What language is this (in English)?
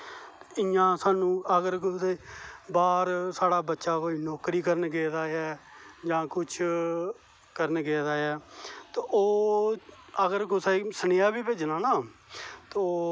Dogri